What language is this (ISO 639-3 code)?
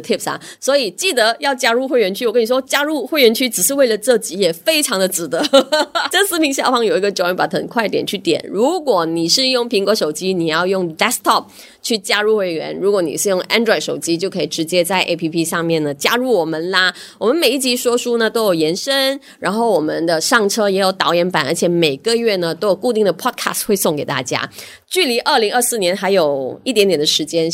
zho